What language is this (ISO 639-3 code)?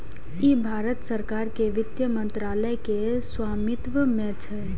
mai